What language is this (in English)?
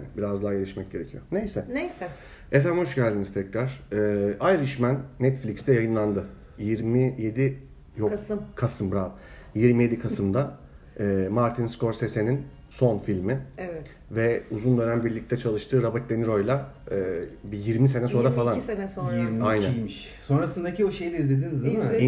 Turkish